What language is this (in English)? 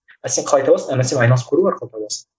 Kazakh